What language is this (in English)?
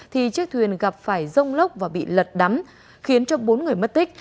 Vietnamese